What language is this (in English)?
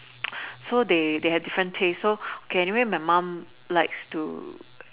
English